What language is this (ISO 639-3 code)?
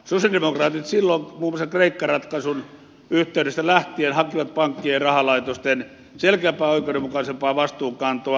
fin